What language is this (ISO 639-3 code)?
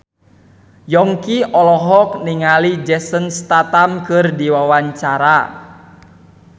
sun